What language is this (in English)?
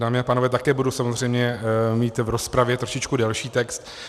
Czech